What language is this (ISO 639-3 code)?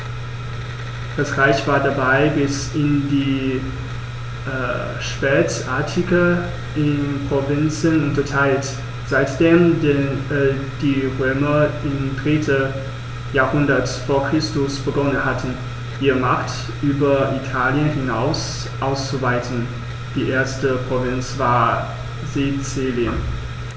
deu